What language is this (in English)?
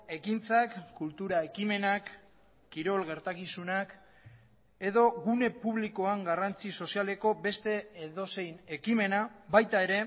Basque